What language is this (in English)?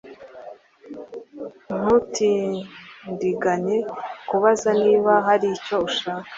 Kinyarwanda